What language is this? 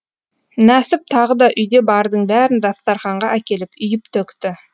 Kazakh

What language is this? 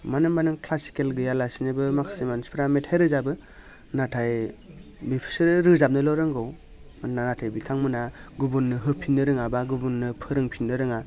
Bodo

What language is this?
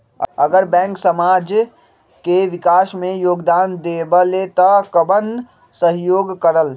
Magahi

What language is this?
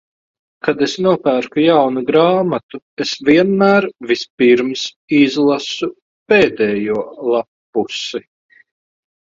Latvian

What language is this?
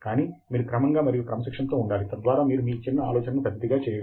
Telugu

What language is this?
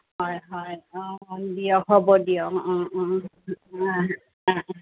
Assamese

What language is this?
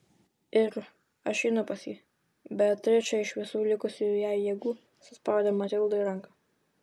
Lithuanian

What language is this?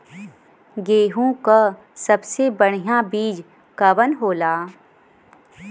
Bhojpuri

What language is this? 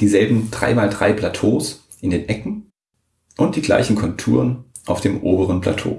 German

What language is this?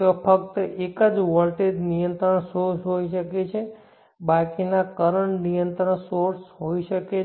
Gujarati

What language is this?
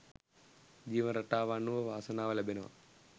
Sinhala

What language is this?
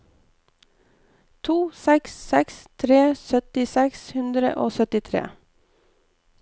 Norwegian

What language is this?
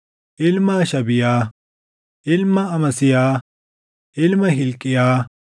Oromo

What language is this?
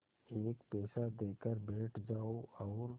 Hindi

